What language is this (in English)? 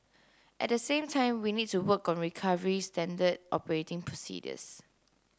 English